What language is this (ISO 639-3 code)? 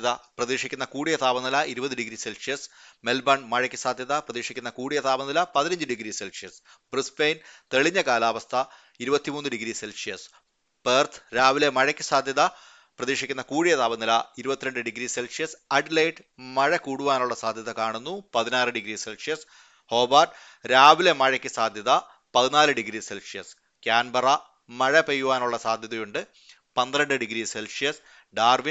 mal